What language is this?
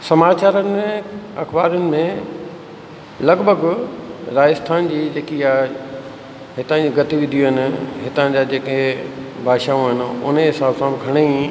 Sindhi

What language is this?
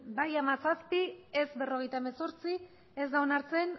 Basque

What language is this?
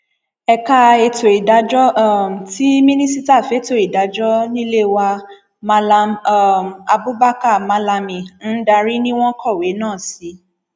Yoruba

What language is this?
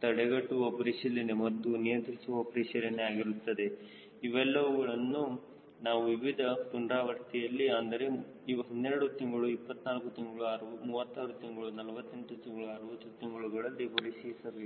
Kannada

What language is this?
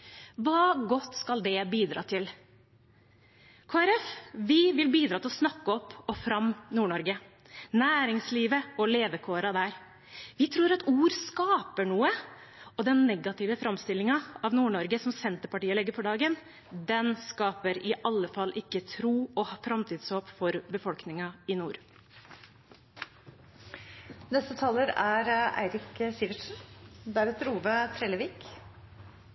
Norwegian Bokmål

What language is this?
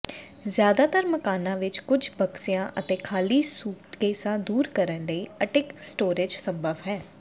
Punjabi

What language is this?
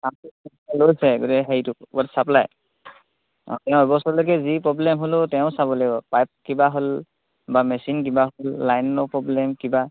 Assamese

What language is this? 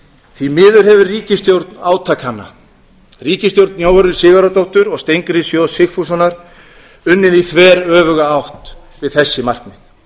Icelandic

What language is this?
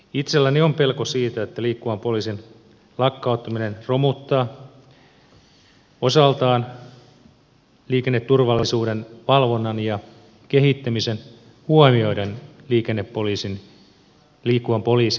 Finnish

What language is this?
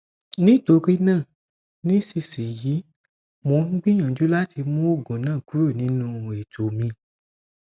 Yoruba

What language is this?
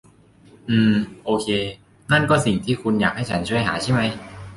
Thai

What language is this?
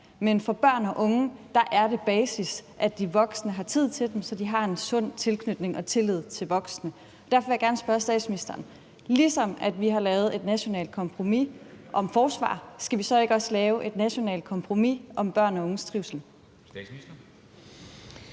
Danish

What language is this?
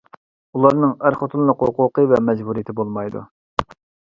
Uyghur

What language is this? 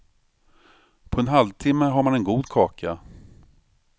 Swedish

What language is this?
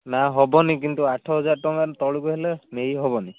Odia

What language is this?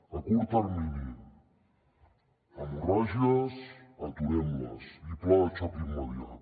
Catalan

